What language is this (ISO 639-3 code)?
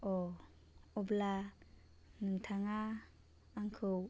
brx